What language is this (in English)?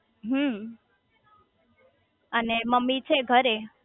Gujarati